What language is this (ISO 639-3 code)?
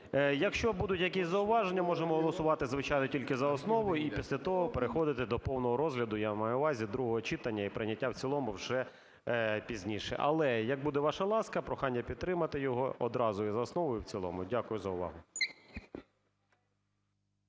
ukr